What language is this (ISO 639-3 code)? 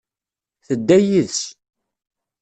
kab